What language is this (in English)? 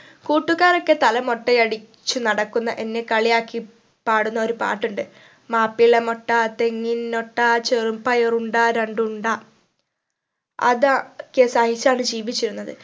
Malayalam